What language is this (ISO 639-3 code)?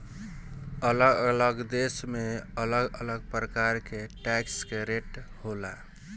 bho